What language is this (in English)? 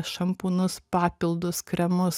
Lithuanian